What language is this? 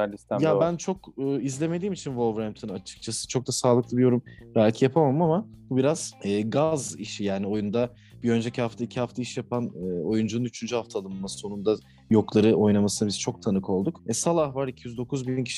Turkish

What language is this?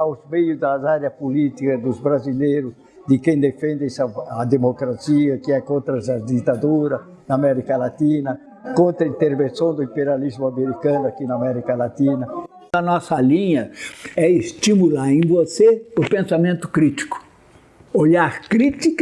Portuguese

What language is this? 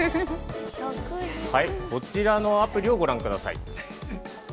Japanese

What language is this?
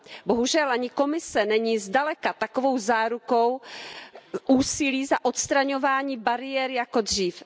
Czech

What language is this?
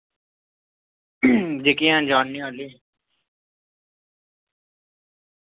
Dogri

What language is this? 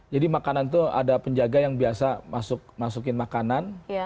Indonesian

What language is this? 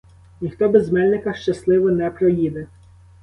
Ukrainian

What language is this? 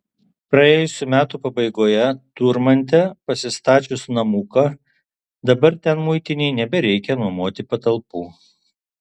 Lithuanian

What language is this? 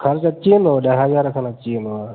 Sindhi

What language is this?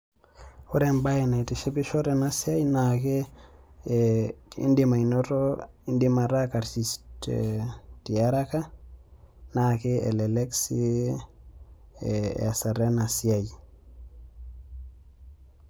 Masai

